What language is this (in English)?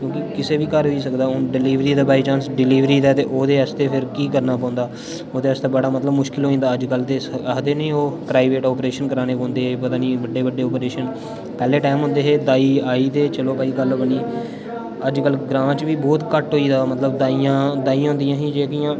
Dogri